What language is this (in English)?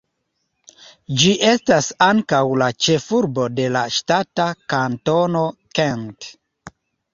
Esperanto